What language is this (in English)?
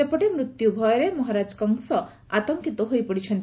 Odia